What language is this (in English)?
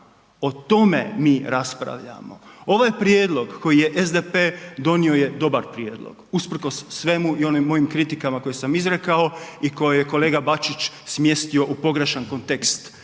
Croatian